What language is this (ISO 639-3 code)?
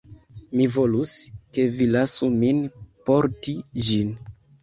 epo